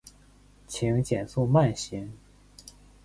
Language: Chinese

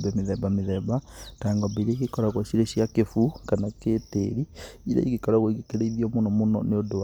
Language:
Kikuyu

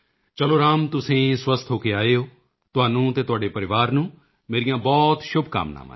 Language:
Punjabi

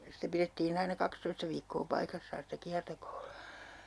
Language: Finnish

